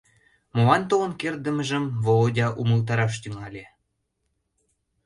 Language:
Mari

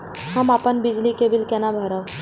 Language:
Maithili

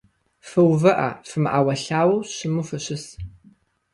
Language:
Kabardian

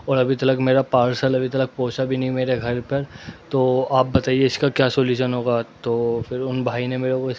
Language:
Urdu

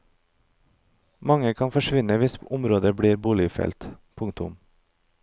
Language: Norwegian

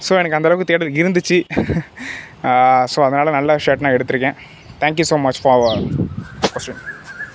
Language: Tamil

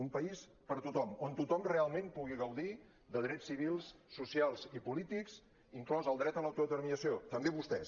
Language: Catalan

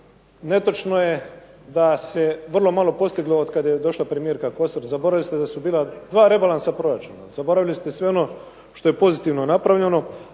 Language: Croatian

